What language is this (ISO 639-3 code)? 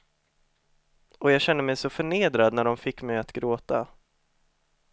swe